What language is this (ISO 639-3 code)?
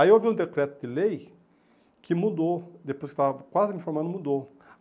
por